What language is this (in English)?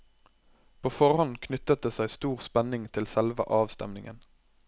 Norwegian